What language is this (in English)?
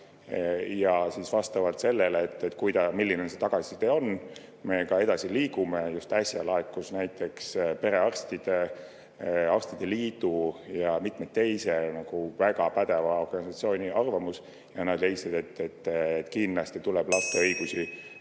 Estonian